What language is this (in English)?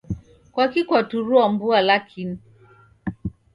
Taita